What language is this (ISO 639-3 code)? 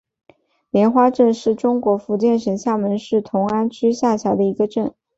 zho